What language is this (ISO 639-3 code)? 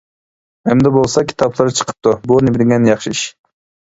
uig